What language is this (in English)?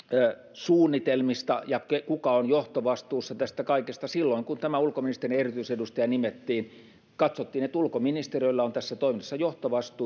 Finnish